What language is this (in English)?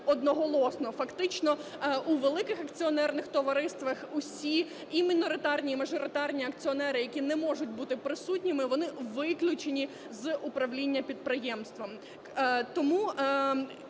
Ukrainian